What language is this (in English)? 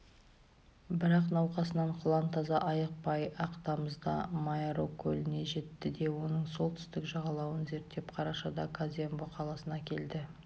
Kazakh